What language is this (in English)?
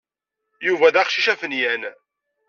Kabyle